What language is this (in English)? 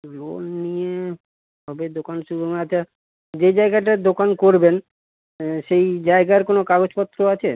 Bangla